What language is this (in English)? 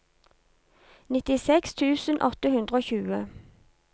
Norwegian